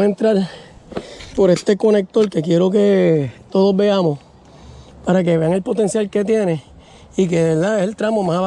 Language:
Spanish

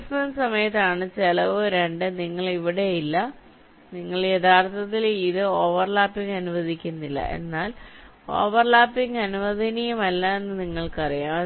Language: Malayalam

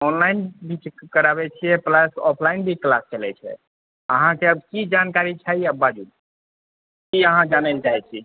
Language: Maithili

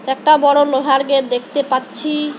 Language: Bangla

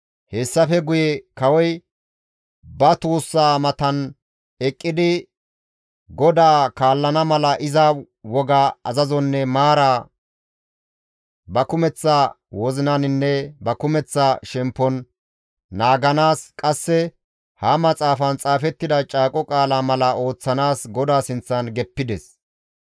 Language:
Gamo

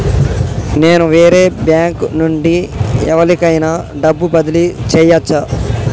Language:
Telugu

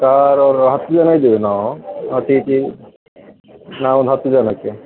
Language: Kannada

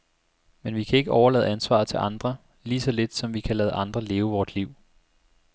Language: Danish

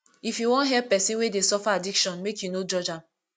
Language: Nigerian Pidgin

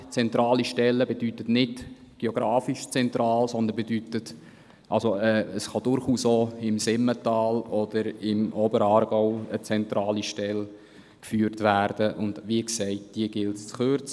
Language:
Swiss German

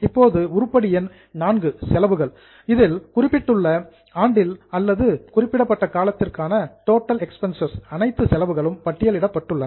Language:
Tamil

